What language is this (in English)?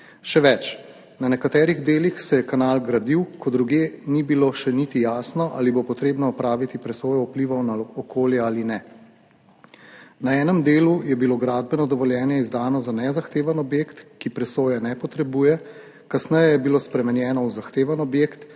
Slovenian